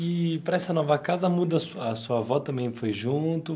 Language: Portuguese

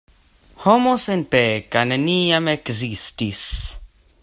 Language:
Esperanto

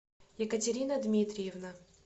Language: Russian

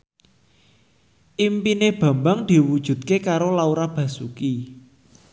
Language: Javanese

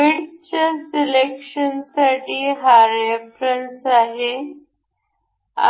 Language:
Marathi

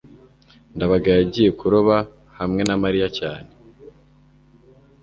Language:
Kinyarwanda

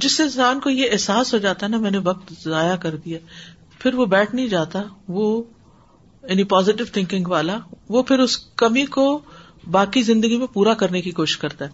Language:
Urdu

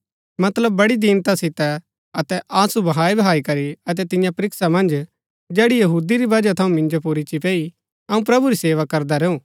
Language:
Gaddi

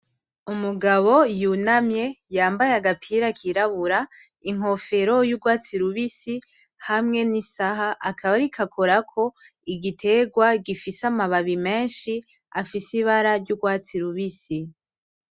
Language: Rundi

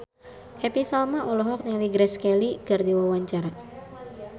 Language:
Sundanese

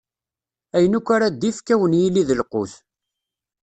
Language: Kabyle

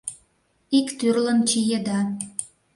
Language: Mari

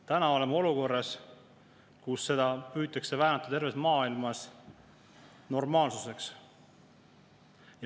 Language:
Estonian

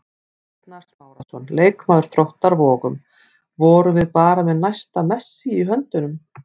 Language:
Icelandic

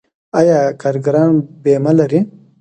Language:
Pashto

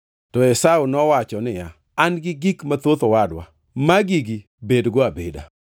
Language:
Luo (Kenya and Tanzania)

